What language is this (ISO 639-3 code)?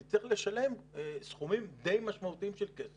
heb